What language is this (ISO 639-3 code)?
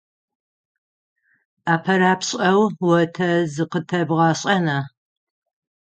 ady